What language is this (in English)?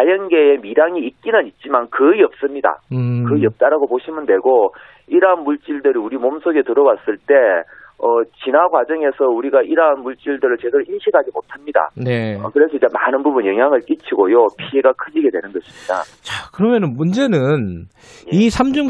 Korean